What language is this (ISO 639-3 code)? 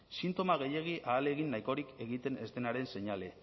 eus